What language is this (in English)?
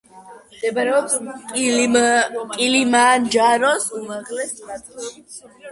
Georgian